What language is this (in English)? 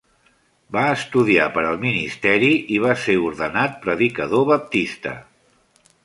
Catalan